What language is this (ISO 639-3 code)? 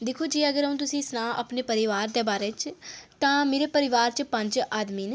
doi